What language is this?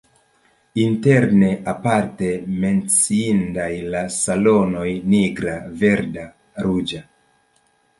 Esperanto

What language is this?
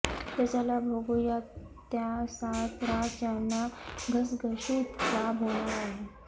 Marathi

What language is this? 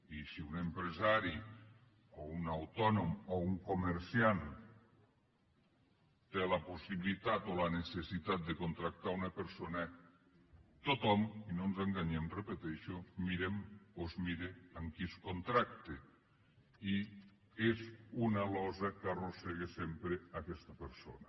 Catalan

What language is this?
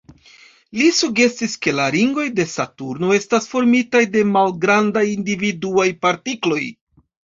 Esperanto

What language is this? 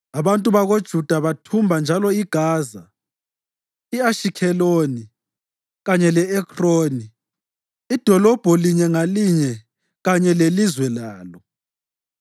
North Ndebele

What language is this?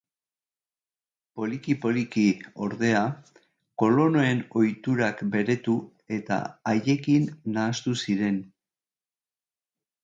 Basque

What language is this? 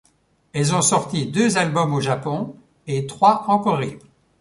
French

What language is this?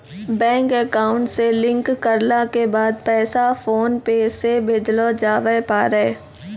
Maithili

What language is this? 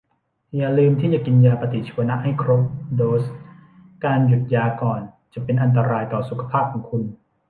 Thai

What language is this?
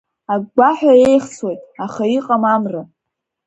Abkhazian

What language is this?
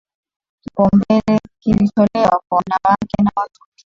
Swahili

